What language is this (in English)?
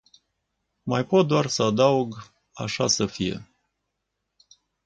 Romanian